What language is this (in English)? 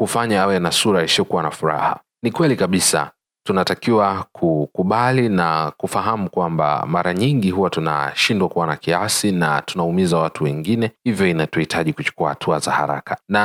Swahili